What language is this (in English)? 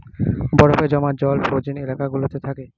Bangla